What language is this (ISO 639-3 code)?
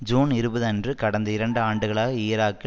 tam